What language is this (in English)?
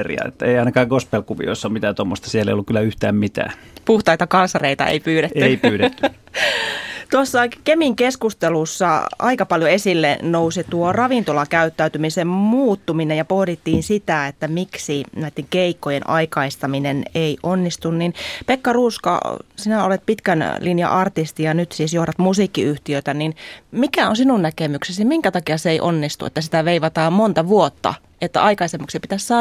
Finnish